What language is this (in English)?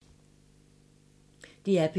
Danish